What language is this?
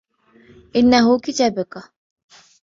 Arabic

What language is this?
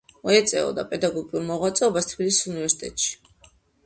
Georgian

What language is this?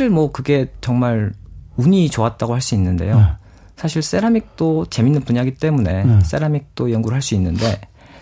Korean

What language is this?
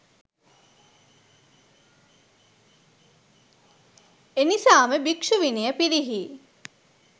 Sinhala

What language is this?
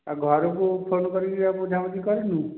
Odia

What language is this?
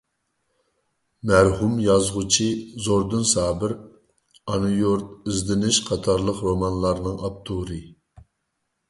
Uyghur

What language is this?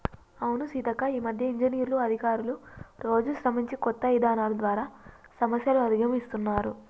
Telugu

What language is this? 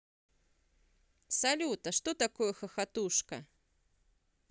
Russian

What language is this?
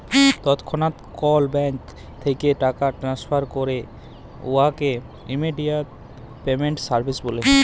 Bangla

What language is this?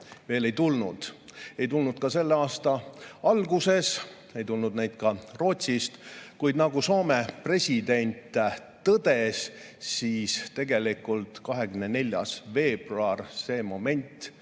Estonian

